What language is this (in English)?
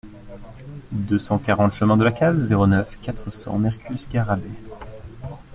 French